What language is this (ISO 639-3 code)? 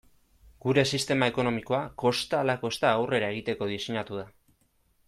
eus